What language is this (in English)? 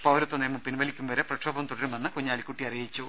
Malayalam